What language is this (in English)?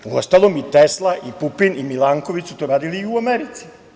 Serbian